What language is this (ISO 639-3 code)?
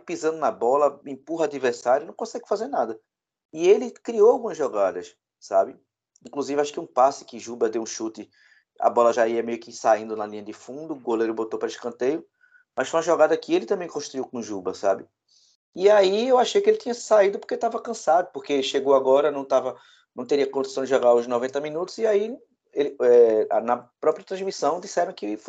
por